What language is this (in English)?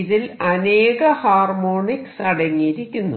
Malayalam